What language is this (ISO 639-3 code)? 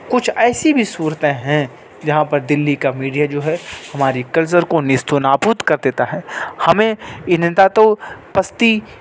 urd